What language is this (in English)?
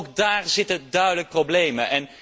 Dutch